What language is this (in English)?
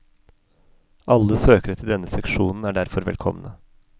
Norwegian